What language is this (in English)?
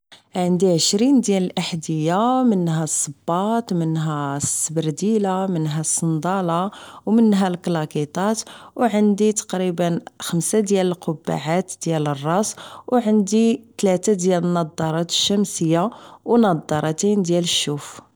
Moroccan Arabic